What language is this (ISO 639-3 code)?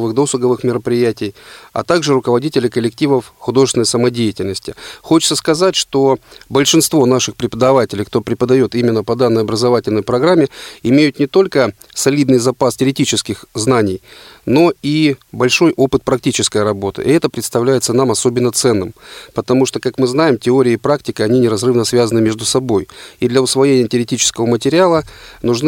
rus